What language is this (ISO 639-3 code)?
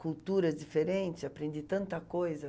por